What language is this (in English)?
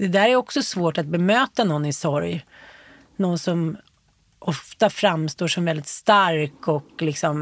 Swedish